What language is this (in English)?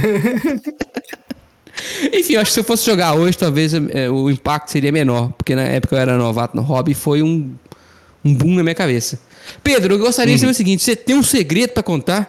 Portuguese